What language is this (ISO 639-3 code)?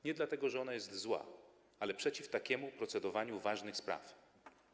pol